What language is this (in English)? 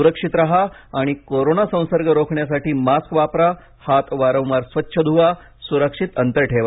Marathi